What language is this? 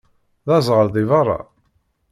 Kabyle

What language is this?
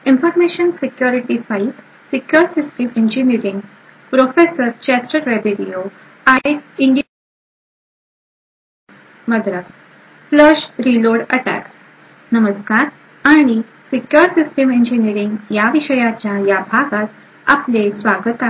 Marathi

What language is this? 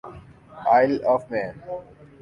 Urdu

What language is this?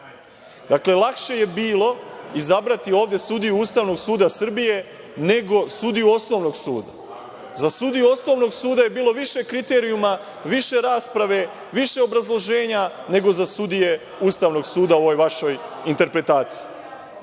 Serbian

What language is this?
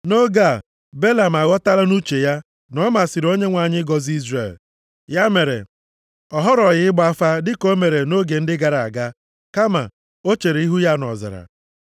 Igbo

